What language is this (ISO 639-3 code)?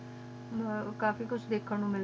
pan